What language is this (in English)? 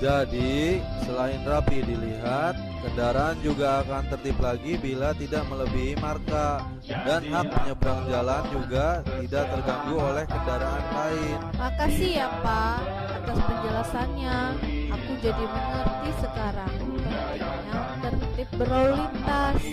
Indonesian